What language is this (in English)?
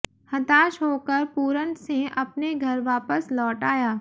Hindi